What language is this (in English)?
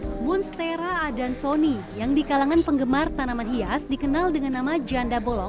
Indonesian